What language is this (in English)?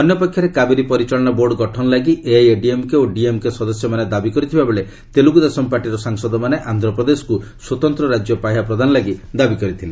Odia